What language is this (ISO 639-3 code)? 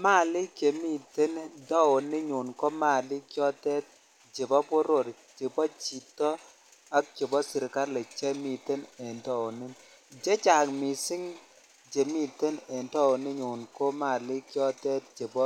kln